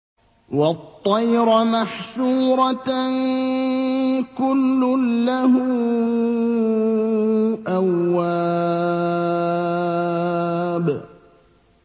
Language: Arabic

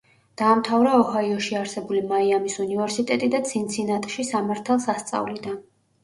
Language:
Georgian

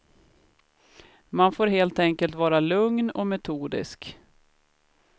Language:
Swedish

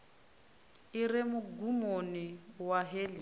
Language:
Venda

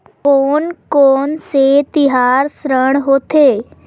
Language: Chhattisgarhi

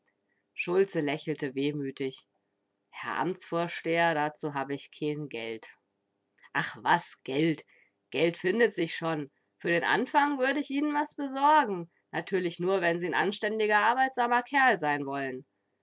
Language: German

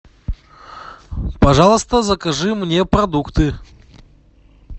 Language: Russian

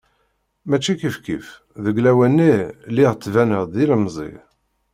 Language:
Kabyle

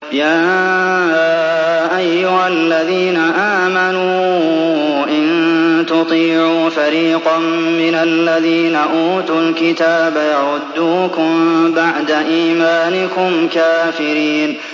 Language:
Arabic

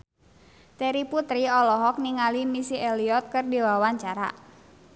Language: Sundanese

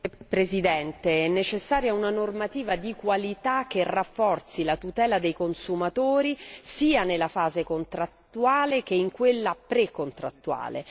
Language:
Italian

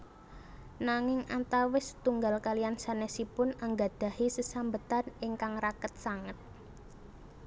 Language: Javanese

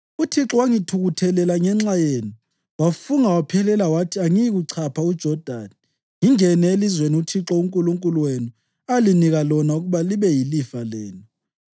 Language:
North Ndebele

